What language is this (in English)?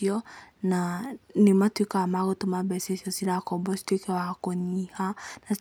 Kikuyu